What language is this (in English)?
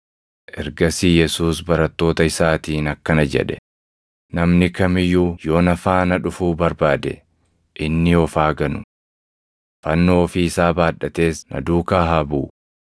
Oromo